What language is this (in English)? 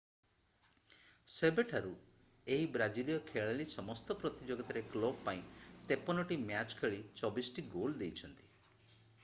Odia